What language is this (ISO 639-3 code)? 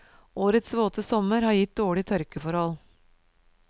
nor